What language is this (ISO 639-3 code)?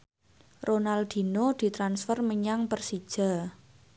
jav